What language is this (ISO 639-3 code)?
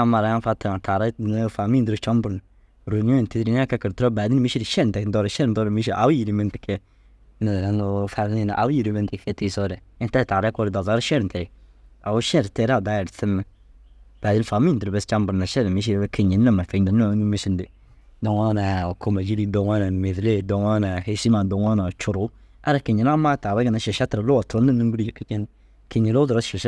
dzg